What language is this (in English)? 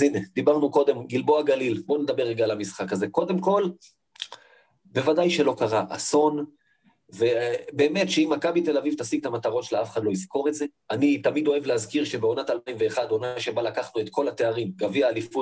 Hebrew